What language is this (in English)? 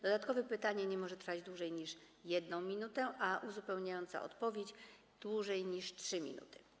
Polish